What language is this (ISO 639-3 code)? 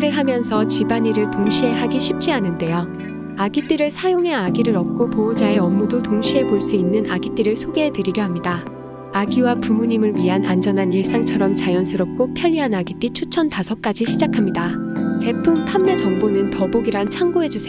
kor